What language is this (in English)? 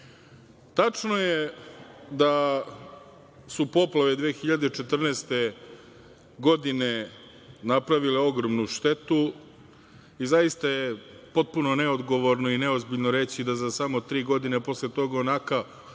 Serbian